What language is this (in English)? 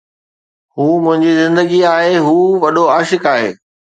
Sindhi